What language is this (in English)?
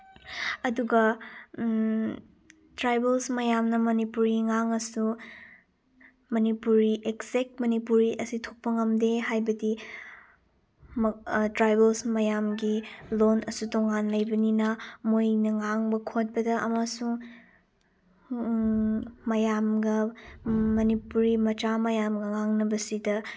Manipuri